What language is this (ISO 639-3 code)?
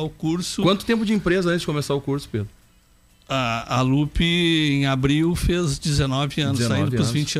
por